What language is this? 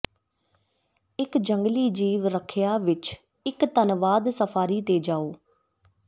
Punjabi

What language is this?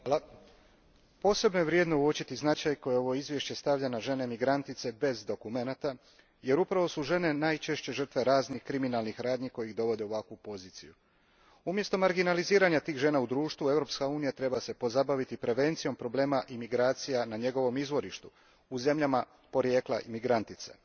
Croatian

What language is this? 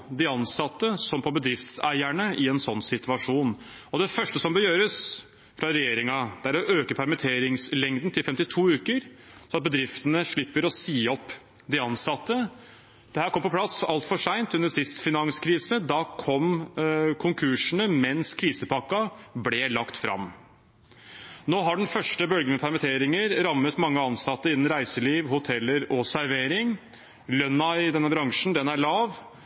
Norwegian Bokmål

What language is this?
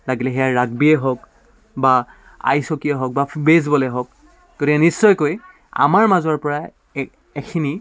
Assamese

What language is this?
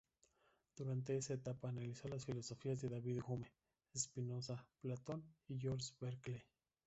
Spanish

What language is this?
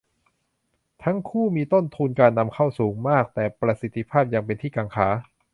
Thai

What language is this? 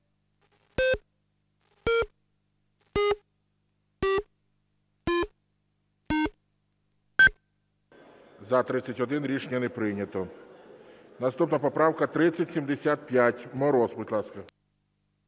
Ukrainian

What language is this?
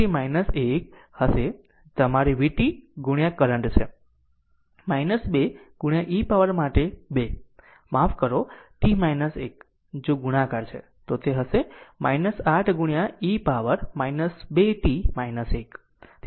Gujarati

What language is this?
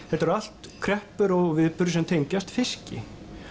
Icelandic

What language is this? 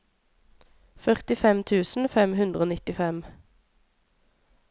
Norwegian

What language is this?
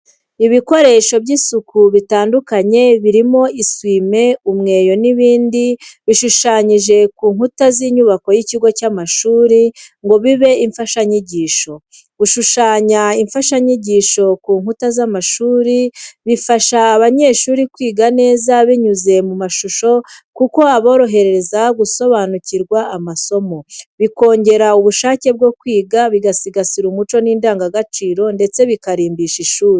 Kinyarwanda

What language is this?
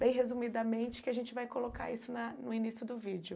Portuguese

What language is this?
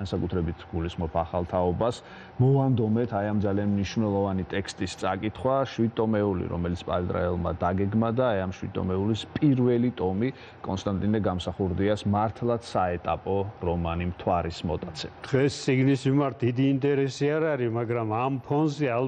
Romanian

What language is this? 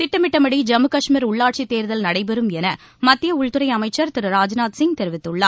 Tamil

